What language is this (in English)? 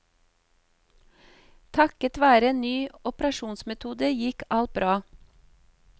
Norwegian